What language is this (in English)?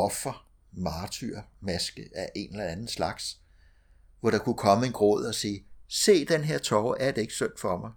Danish